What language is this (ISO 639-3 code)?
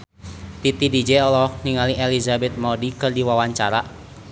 sun